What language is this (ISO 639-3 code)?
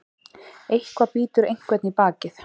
isl